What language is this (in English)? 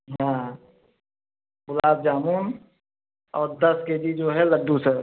Hindi